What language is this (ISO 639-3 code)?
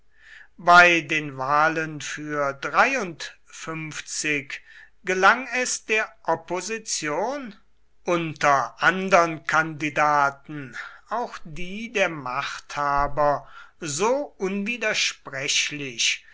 deu